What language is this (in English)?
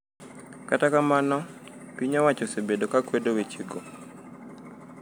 Luo (Kenya and Tanzania)